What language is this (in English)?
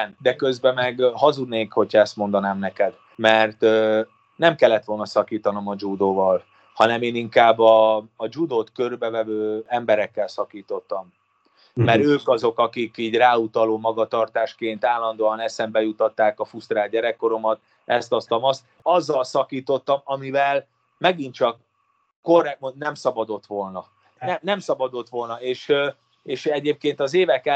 Hungarian